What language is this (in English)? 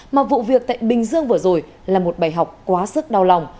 Vietnamese